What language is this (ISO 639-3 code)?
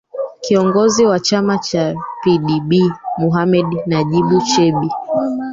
swa